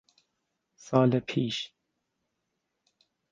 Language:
Persian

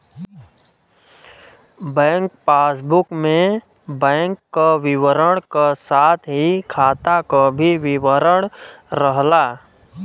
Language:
Bhojpuri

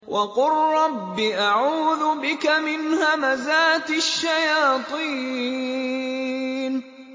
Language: Arabic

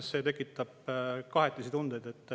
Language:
Estonian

